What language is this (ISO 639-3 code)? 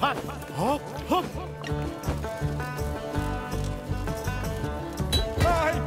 fra